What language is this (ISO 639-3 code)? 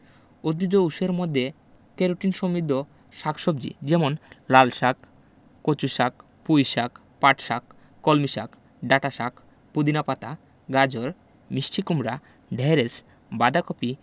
ben